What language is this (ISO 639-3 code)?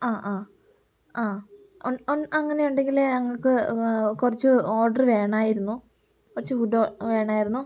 mal